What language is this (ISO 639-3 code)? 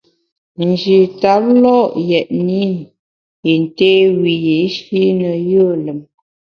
bax